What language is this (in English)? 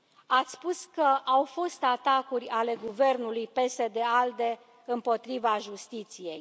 Romanian